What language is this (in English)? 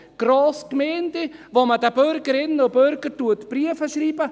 Swiss German